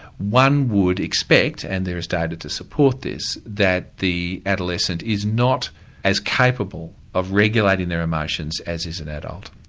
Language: English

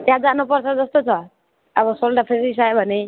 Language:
Nepali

